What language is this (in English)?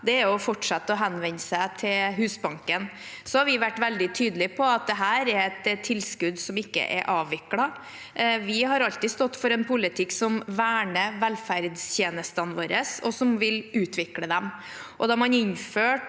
Norwegian